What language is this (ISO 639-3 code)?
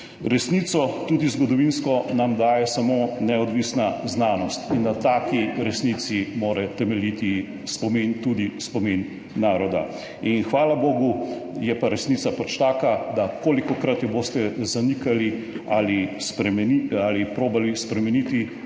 slv